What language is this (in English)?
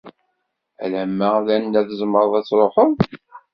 Kabyle